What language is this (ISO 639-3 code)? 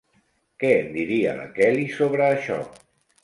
cat